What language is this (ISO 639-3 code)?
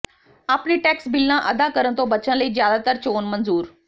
pan